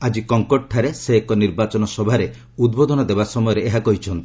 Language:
Odia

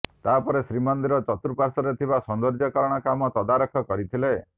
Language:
Odia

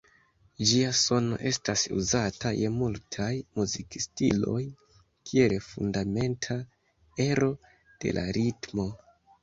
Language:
Esperanto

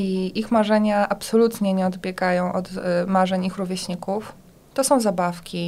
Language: Polish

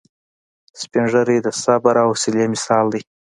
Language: Pashto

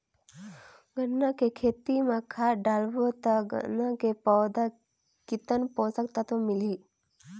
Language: Chhattisgarhi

